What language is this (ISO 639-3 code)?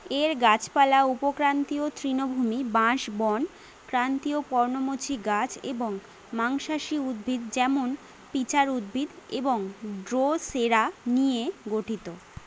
ben